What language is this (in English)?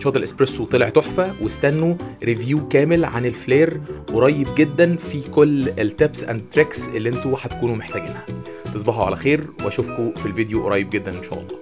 Arabic